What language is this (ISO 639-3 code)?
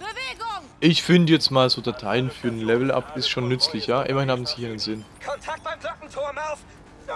deu